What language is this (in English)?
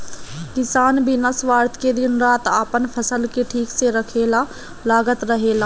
Bhojpuri